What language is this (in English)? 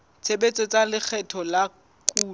Southern Sotho